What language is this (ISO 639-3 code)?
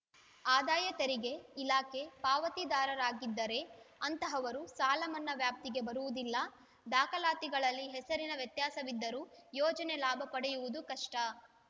kan